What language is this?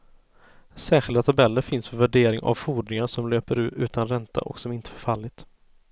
Swedish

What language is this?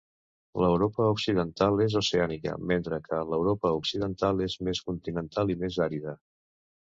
Catalan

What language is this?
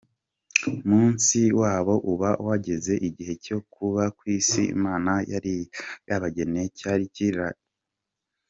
Kinyarwanda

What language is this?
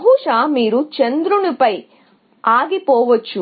Telugu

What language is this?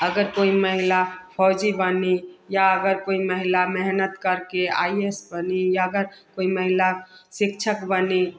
Hindi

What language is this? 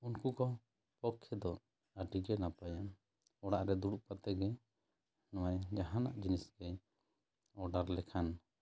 Santali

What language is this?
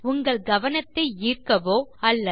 Tamil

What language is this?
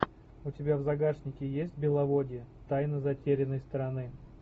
Russian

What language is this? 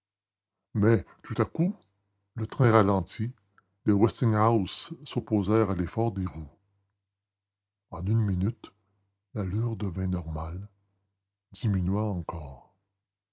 French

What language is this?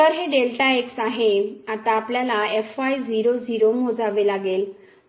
Marathi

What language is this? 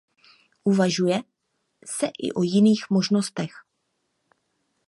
Czech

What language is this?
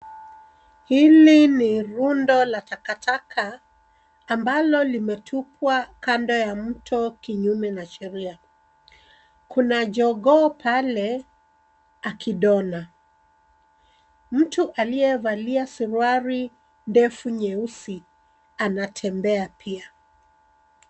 Swahili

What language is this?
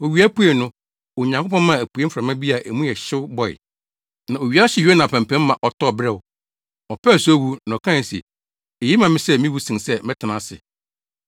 Akan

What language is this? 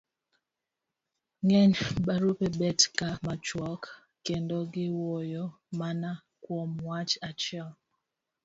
Luo (Kenya and Tanzania)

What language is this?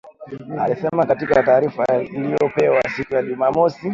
Swahili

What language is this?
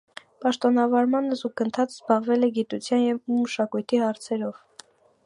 Armenian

